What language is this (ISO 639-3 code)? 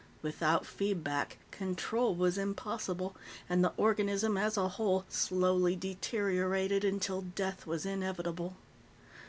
eng